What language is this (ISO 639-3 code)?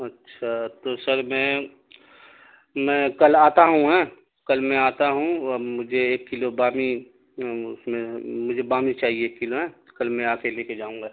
urd